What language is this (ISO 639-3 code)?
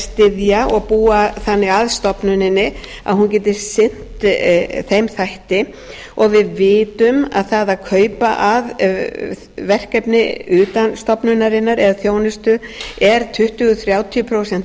isl